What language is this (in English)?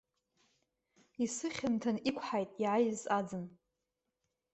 Abkhazian